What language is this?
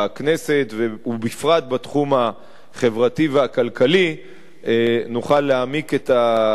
Hebrew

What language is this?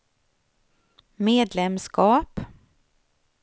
Swedish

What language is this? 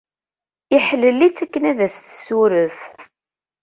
Kabyle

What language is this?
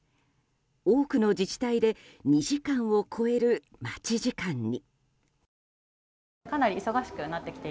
Japanese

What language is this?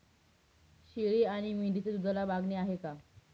Marathi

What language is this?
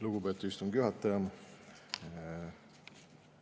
Estonian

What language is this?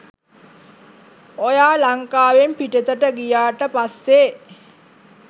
Sinhala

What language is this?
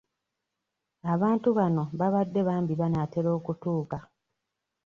Ganda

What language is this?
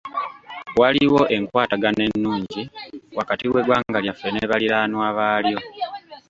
Ganda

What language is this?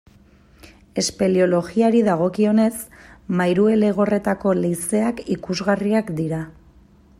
Basque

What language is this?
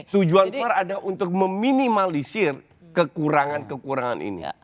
Indonesian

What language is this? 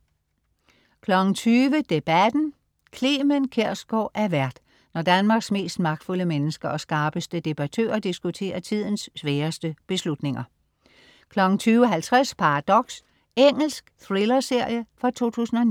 Danish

